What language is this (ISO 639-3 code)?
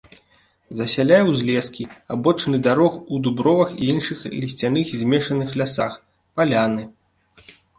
bel